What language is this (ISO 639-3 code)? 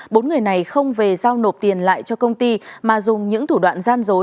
vie